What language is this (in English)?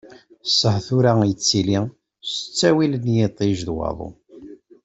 Kabyle